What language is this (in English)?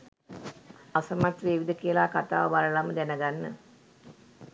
Sinhala